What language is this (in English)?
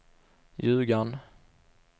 Swedish